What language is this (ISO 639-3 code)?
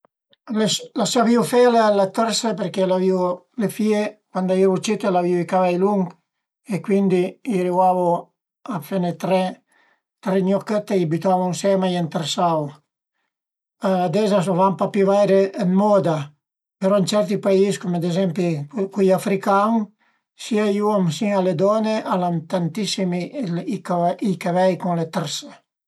pms